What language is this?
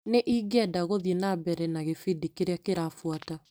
Kikuyu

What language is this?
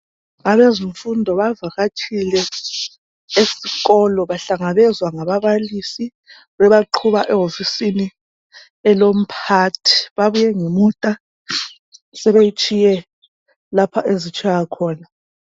North Ndebele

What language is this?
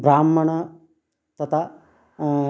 Sanskrit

